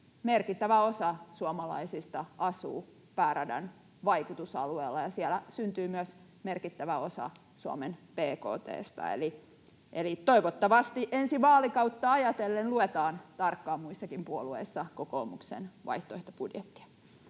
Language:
Finnish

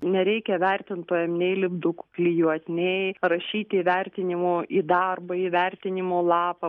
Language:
Lithuanian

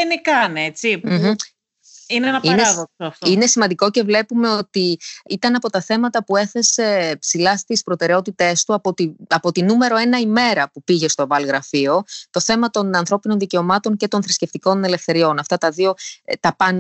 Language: Greek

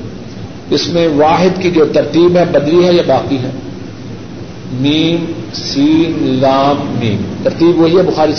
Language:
Urdu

